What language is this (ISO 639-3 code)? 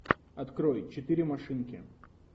rus